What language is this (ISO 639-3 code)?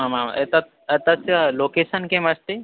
san